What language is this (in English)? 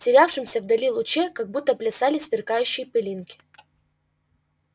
Russian